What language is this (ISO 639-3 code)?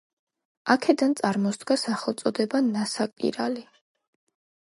kat